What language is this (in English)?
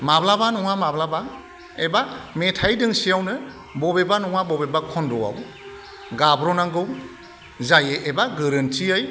Bodo